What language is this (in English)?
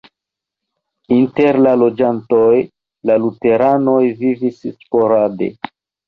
Esperanto